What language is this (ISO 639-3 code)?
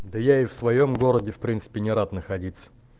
rus